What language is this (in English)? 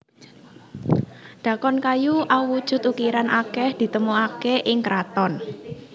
Javanese